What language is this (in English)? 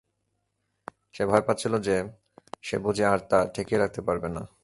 Bangla